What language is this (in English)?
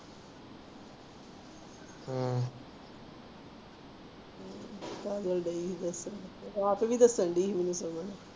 Punjabi